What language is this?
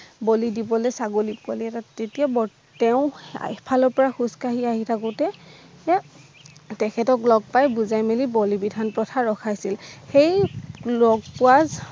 Assamese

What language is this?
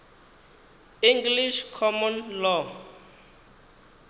Venda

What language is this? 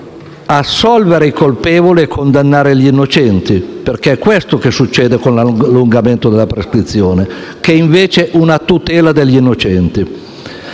Italian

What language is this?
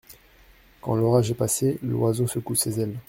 French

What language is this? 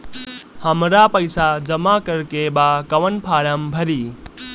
Bhojpuri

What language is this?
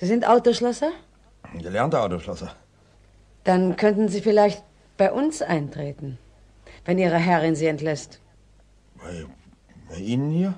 German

